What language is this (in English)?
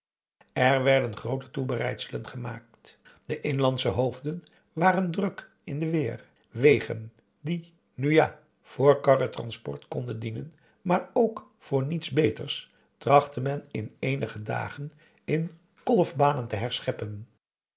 Dutch